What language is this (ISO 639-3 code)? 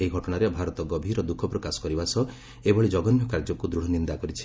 ori